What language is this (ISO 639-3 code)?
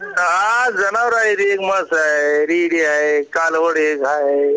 mar